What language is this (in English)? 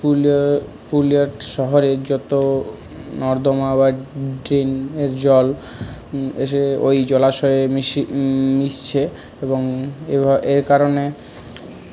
Bangla